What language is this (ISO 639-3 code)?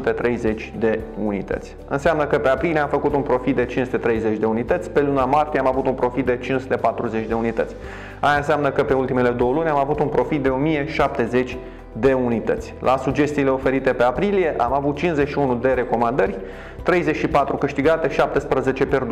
ron